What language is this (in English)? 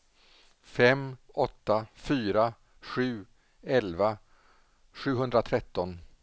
Swedish